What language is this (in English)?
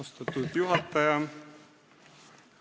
Estonian